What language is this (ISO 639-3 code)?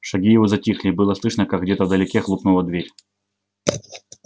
rus